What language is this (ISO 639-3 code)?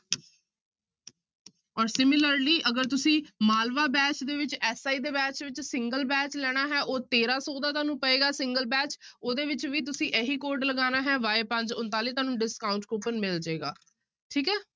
pan